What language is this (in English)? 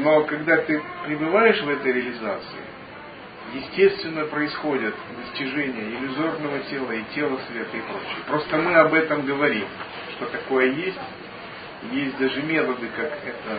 Russian